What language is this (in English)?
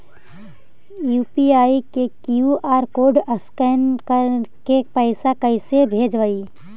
Magahi